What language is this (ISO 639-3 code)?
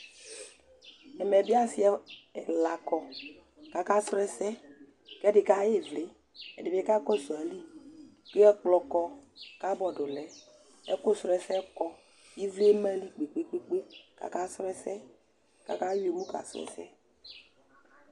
kpo